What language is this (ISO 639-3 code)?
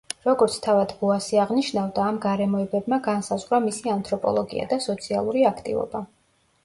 kat